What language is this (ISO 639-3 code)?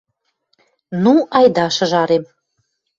mrj